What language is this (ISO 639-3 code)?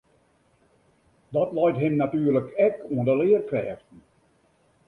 fry